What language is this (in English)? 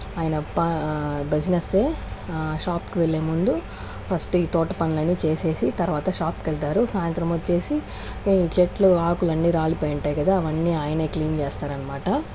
Telugu